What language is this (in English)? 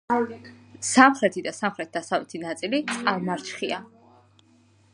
Georgian